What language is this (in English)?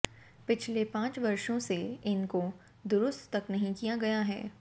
Hindi